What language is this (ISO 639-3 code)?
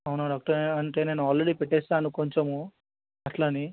tel